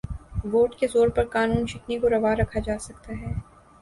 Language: Urdu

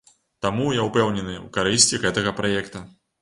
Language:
Belarusian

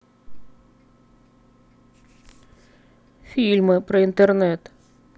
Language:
Russian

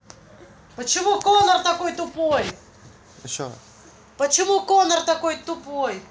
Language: Russian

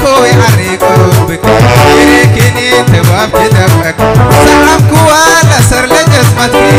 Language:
Indonesian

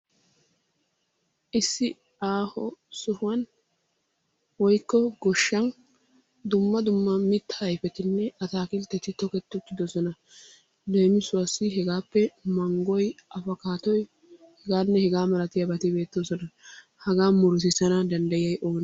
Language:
Wolaytta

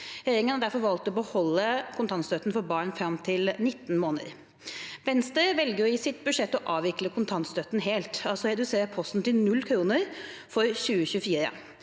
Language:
Norwegian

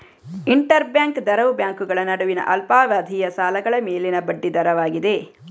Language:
Kannada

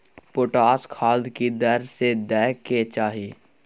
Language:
Maithili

